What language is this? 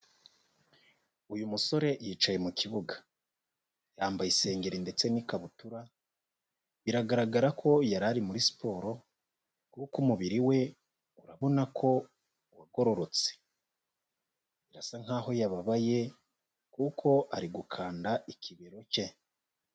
Kinyarwanda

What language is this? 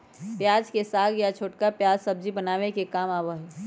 Magahi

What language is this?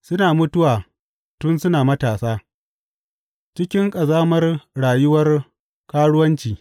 Hausa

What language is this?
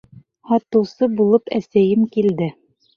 Bashkir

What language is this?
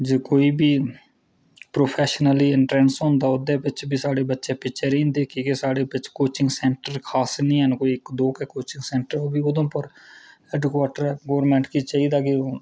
Dogri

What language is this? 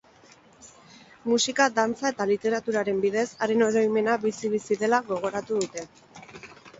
Basque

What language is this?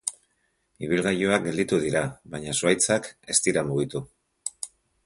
Basque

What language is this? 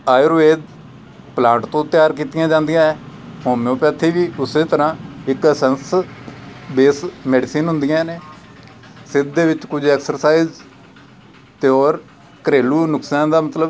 Punjabi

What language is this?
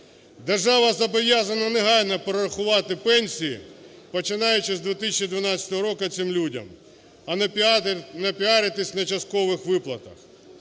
Ukrainian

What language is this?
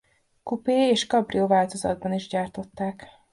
Hungarian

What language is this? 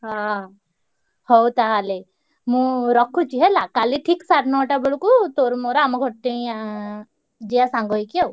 Odia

